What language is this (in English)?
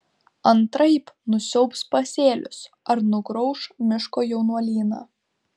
Lithuanian